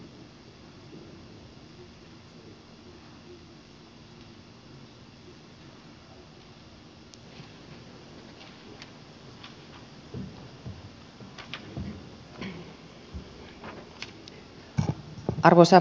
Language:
Finnish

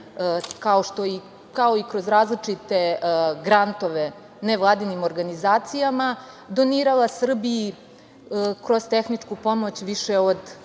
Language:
Serbian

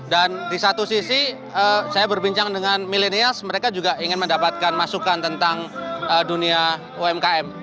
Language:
Indonesian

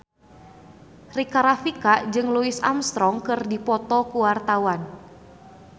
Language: Sundanese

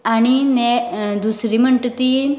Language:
Konkani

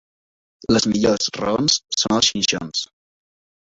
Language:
Catalan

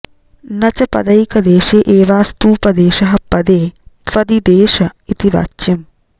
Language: Sanskrit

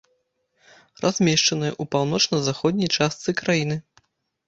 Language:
Belarusian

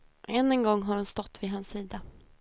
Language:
Swedish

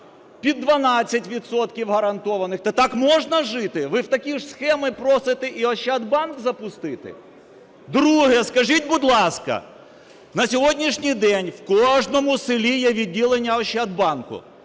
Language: Ukrainian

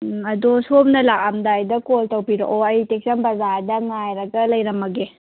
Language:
Manipuri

